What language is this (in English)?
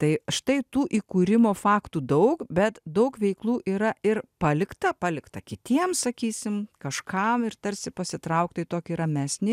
Lithuanian